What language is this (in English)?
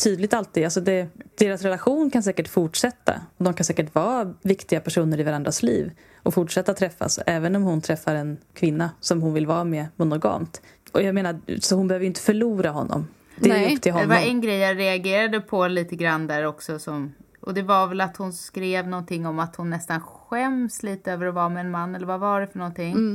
Swedish